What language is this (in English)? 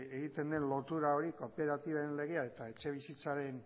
Basque